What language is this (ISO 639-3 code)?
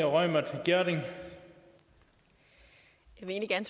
dan